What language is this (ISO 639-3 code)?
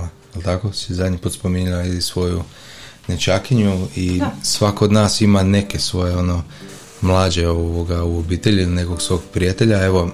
hrv